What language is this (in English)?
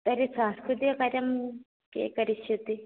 Sanskrit